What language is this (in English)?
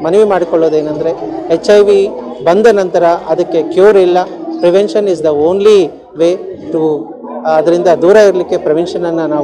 Arabic